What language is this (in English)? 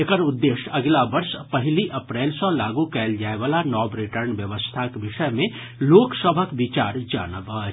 Maithili